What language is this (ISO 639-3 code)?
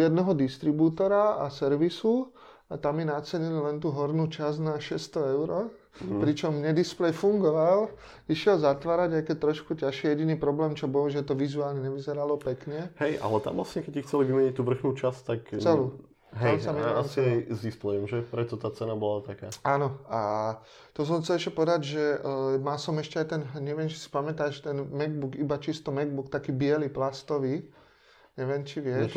ces